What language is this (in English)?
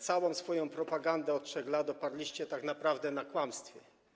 Polish